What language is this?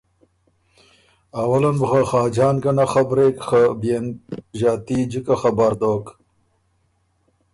Ormuri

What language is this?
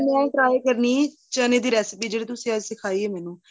Punjabi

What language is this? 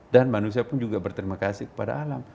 Indonesian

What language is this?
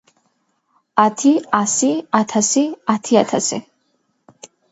Georgian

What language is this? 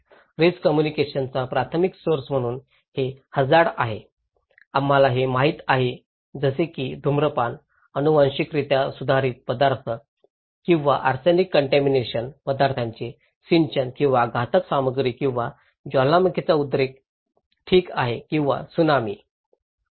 Marathi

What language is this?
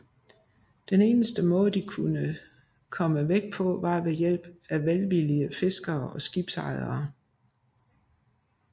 Danish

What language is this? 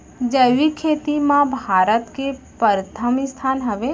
Chhattisgarhi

